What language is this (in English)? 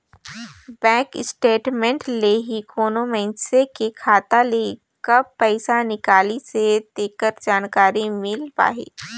Chhattisgarhi